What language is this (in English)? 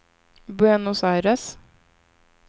Swedish